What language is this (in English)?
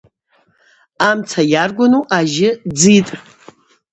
Abaza